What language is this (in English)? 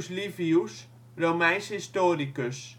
Dutch